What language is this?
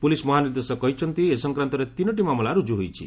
Odia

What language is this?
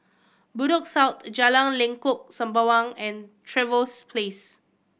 English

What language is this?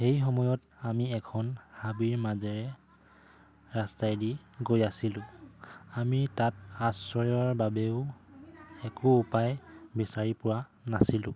Assamese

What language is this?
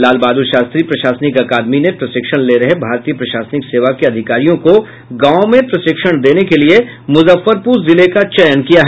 Hindi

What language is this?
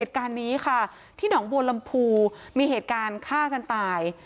Thai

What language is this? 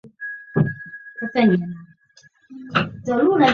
Chinese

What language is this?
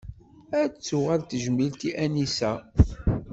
Kabyle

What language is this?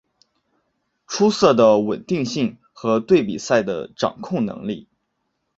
Chinese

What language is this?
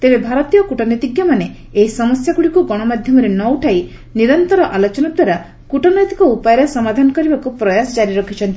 Odia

